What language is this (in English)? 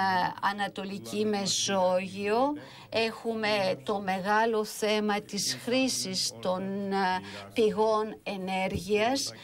Greek